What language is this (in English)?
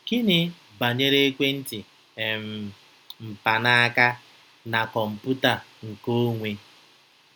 Igbo